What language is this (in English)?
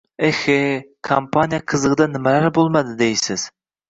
Uzbek